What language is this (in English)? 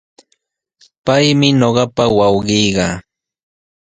Sihuas Ancash Quechua